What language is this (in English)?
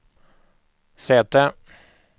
Swedish